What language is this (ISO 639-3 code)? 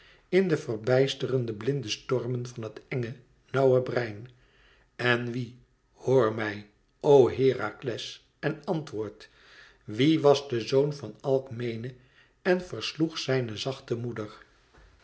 nld